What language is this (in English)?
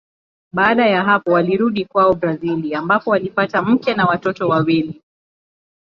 Swahili